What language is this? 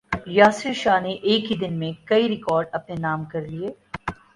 Urdu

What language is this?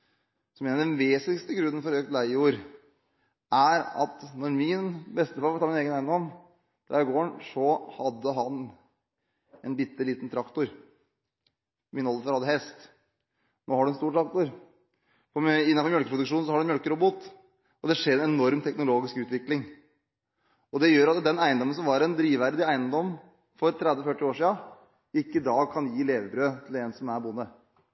Norwegian Bokmål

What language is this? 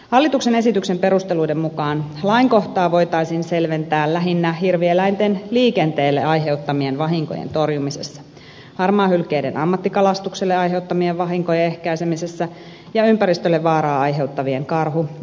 Finnish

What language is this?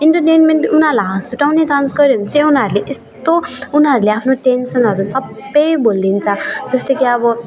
Nepali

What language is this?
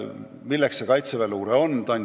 Estonian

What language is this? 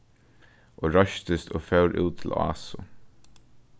Faroese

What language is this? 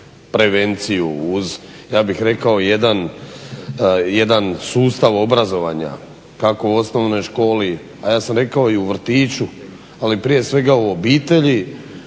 Croatian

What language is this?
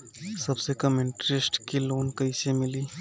Bhojpuri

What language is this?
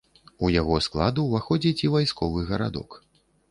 Belarusian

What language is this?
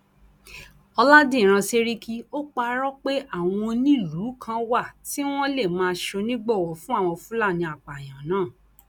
Yoruba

